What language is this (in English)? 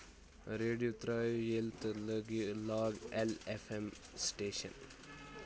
Kashmiri